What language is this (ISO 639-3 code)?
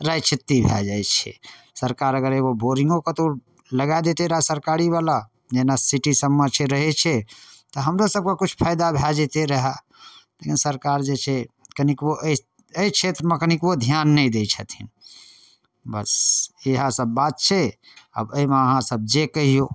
mai